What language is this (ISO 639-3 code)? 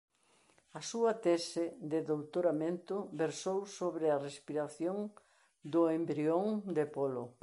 glg